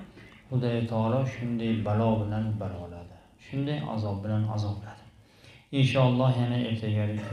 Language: Turkish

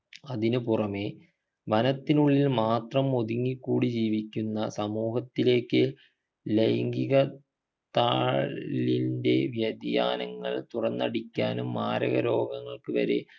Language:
Malayalam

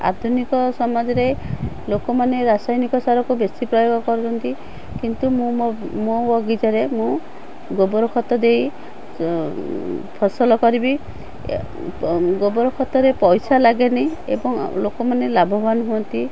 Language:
Odia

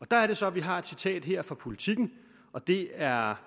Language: Danish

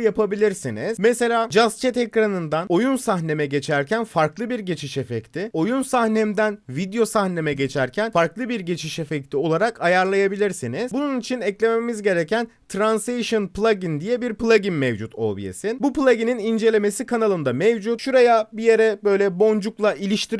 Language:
Turkish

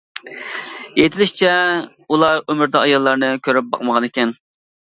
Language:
Uyghur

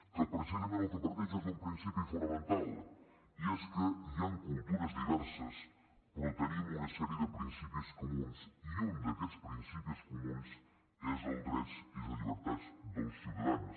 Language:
Catalan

